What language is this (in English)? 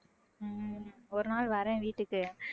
Tamil